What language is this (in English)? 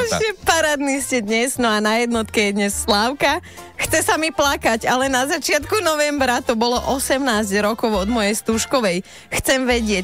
Slovak